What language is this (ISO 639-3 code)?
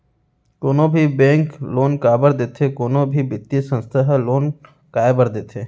hne